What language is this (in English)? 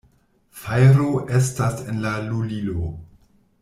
Esperanto